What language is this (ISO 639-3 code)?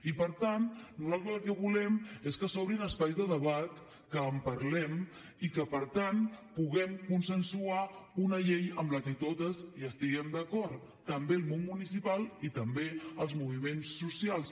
cat